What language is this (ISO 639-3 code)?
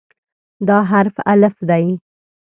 pus